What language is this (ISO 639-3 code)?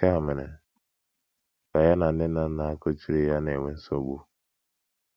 ibo